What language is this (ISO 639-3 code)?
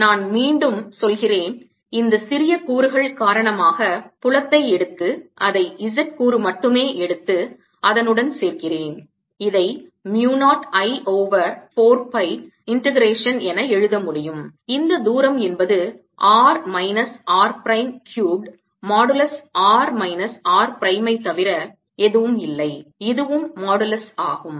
tam